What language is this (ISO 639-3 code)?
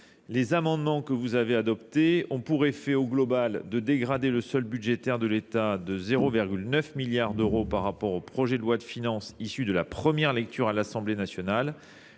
fra